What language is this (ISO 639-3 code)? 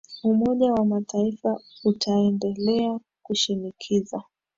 swa